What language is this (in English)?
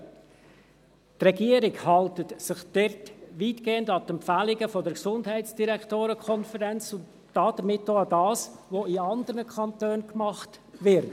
Swiss German